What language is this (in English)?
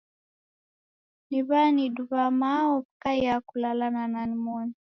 Taita